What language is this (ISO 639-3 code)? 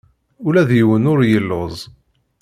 kab